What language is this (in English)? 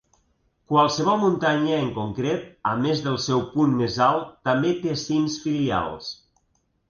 Catalan